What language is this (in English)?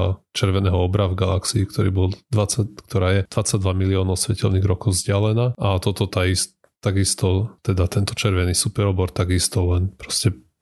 Slovak